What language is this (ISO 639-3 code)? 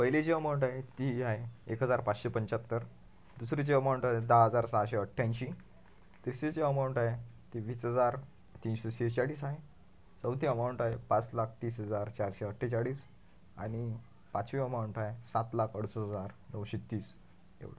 mar